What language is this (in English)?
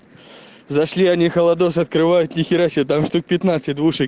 Russian